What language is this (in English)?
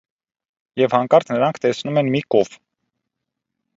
Armenian